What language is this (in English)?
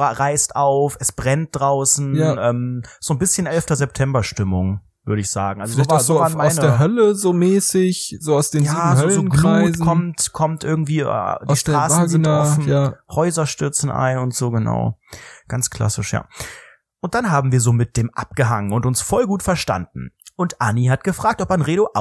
German